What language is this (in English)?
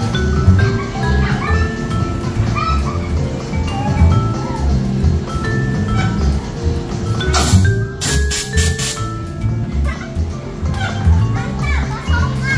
Indonesian